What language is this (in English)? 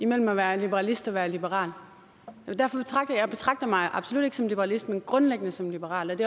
Danish